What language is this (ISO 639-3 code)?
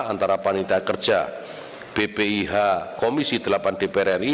ind